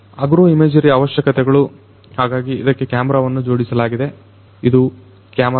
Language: Kannada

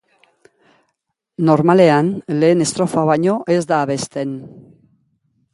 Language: Basque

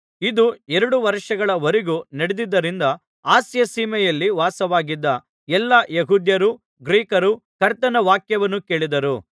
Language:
Kannada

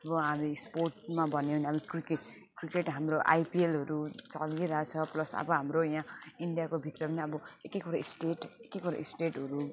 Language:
Nepali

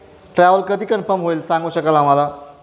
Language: Marathi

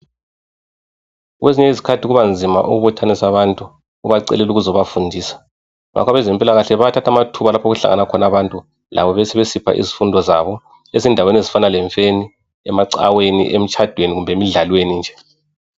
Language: North Ndebele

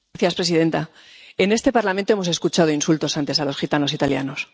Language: Spanish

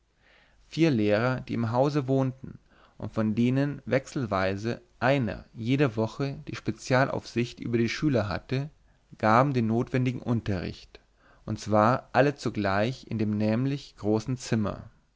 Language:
German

